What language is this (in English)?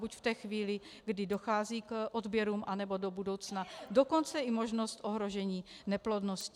Czech